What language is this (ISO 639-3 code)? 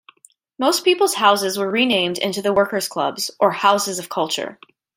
eng